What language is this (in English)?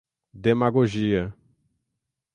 Portuguese